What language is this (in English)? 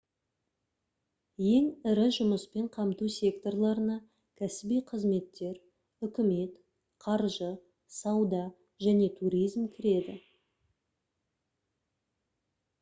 Kazakh